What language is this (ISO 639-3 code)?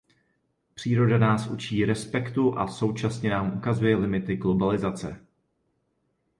ces